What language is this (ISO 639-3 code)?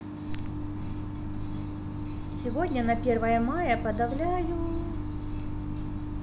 rus